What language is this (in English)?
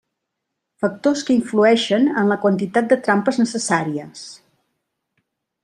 Catalan